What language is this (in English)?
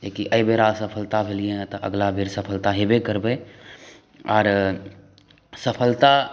Maithili